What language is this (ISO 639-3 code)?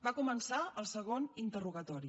cat